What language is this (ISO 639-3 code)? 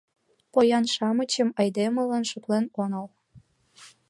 chm